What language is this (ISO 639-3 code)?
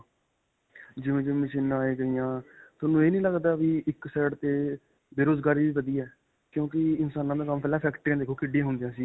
pan